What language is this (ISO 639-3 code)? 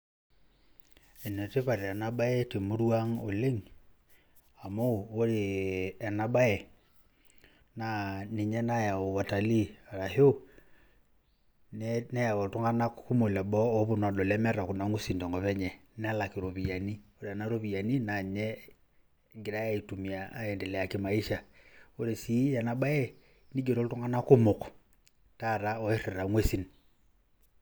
mas